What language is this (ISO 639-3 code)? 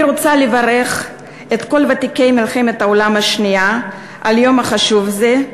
heb